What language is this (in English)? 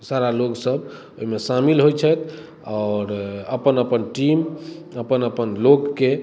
Maithili